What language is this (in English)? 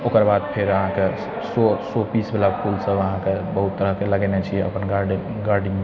Maithili